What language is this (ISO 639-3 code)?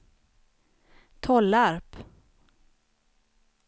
swe